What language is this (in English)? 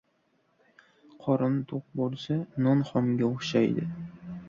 Uzbek